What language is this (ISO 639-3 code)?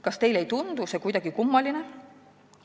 est